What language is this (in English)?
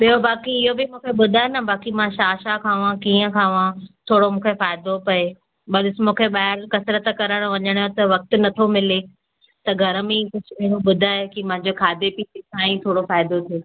Sindhi